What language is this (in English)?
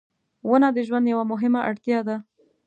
Pashto